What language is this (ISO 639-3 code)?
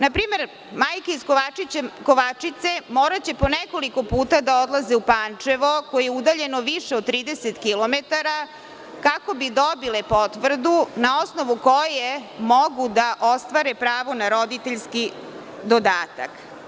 srp